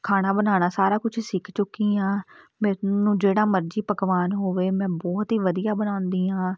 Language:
Punjabi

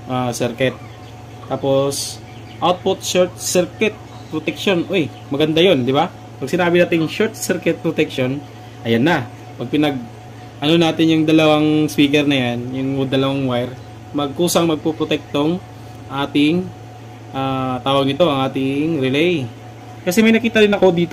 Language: Filipino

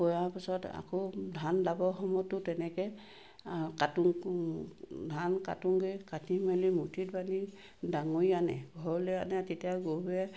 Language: Assamese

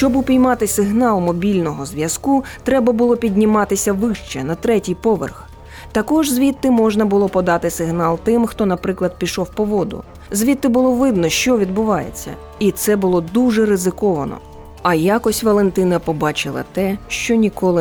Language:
Ukrainian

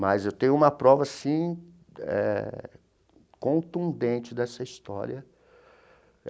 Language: Portuguese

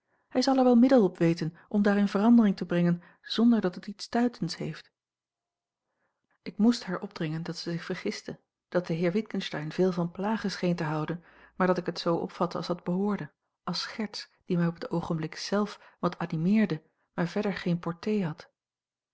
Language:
Dutch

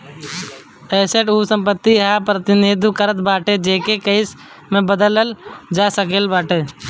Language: Bhojpuri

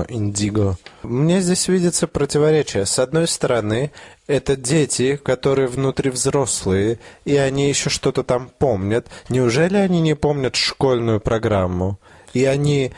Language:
Russian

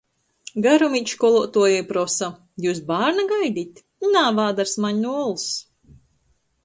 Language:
Latgalian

